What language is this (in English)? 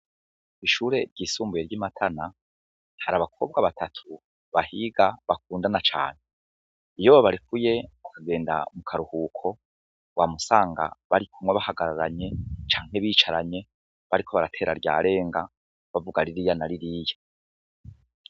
Rundi